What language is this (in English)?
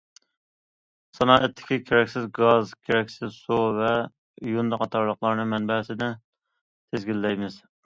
Uyghur